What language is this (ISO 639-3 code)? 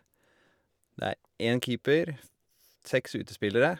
nor